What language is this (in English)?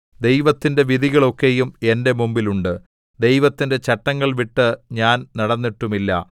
Malayalam